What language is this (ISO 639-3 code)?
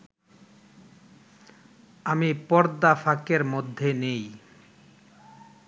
ben